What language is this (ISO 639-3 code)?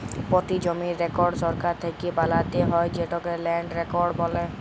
ben